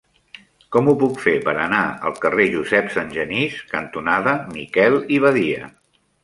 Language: Catalan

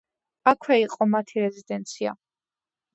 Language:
Georgian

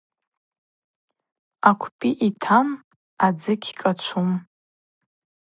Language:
Abaza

